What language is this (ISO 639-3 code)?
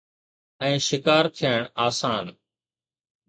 snd